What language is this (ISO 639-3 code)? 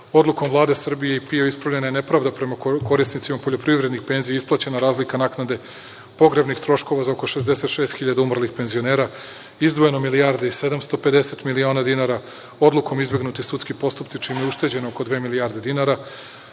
srp